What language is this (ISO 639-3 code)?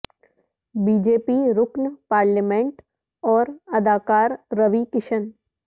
urd